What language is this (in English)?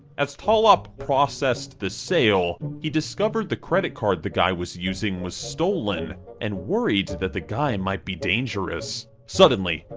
English